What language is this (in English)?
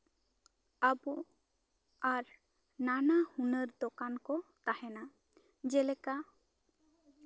Santali